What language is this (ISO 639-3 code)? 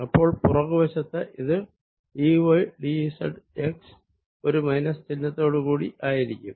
mal